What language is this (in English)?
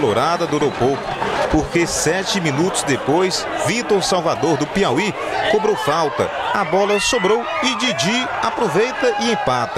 Portuguese